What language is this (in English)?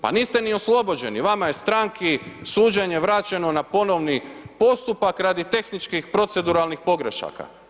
Croatian